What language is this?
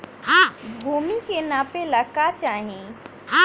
Bhojpuri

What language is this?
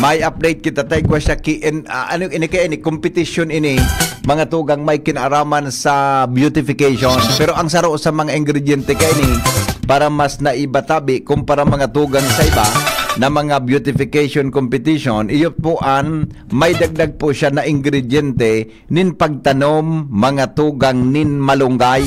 Filipino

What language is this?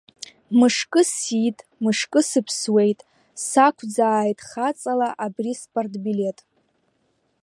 Abkhazian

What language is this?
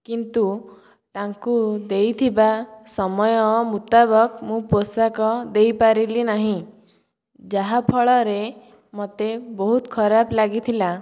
Odia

